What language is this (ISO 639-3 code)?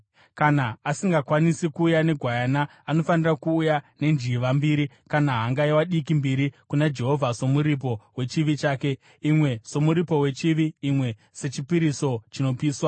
sna